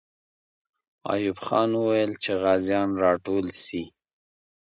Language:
Pashto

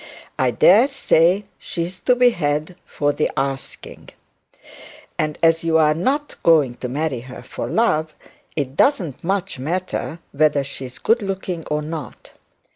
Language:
English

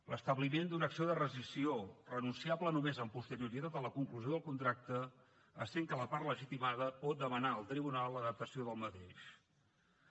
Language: Catalan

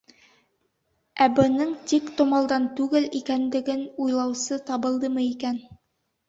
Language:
Bashkir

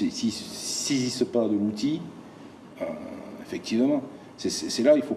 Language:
French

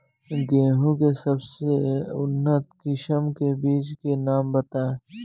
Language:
Bhojpuri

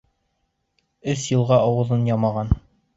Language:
Bashkir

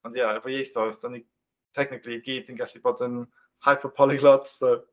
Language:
Welsh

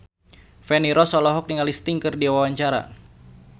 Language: Sundanese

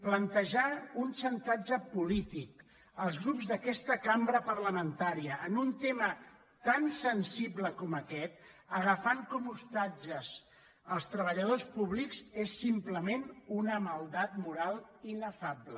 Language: Catalan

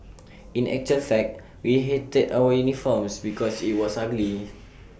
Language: English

